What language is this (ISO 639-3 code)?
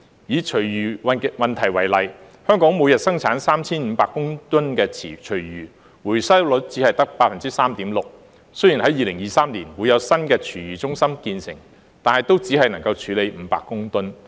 yue